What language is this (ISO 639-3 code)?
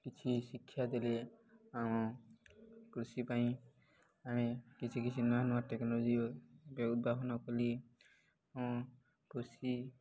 ori